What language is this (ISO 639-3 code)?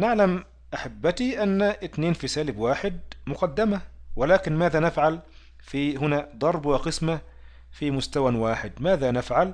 ara